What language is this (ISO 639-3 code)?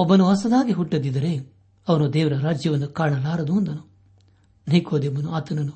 kan